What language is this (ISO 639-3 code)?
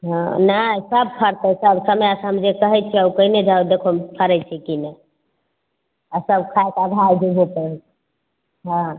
mai